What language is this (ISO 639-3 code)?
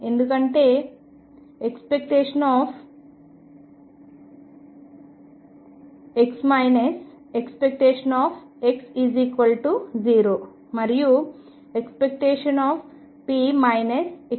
tel